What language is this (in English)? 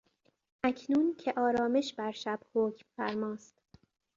Persian